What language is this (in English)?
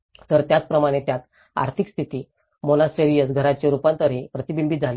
Marathi